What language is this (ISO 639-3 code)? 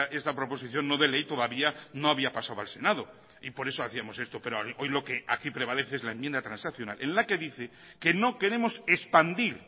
spa